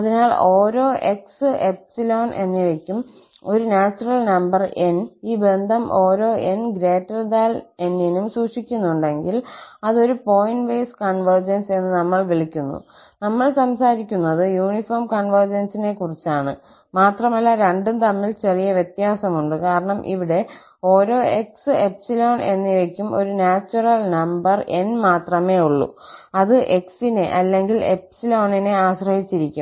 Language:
Malayalam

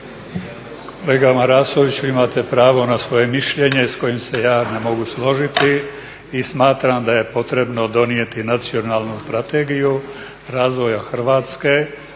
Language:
Croatian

